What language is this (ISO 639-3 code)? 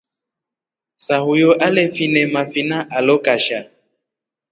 rof